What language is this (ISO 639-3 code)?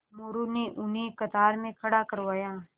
hin